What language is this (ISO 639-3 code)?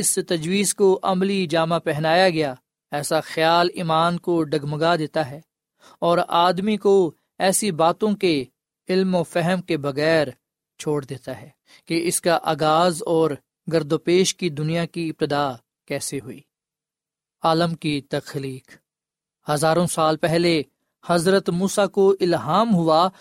urd